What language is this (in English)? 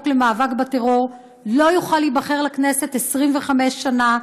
Hebrew